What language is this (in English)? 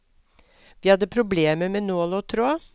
Norwegian